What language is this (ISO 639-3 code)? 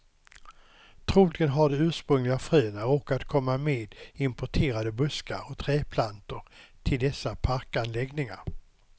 swe